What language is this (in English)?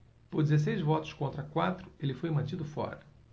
Portuguese